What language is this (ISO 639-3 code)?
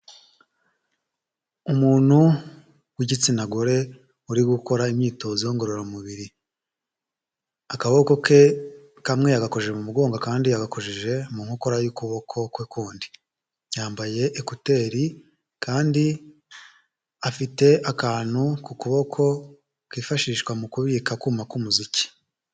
kin